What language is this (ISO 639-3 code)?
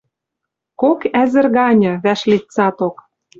mrj